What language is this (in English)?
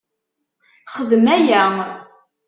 Kabyle